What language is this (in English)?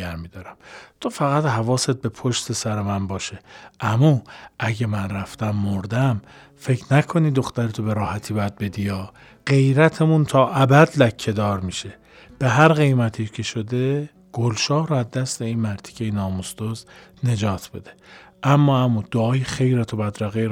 Persian